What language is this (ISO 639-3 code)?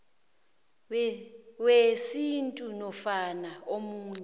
nbl